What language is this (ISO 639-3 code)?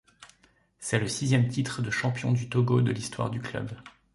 fra